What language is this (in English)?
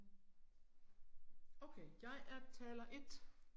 Danish